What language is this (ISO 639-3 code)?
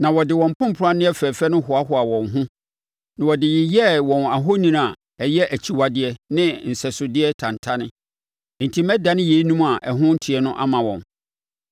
aka